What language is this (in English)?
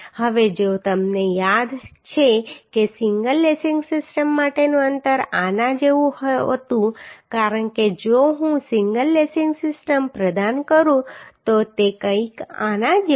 Gujarati